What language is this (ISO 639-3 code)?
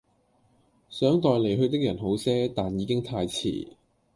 yue